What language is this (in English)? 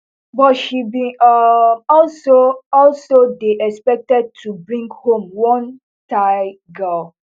Nigerian Pidgin